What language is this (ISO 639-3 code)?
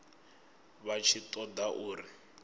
ven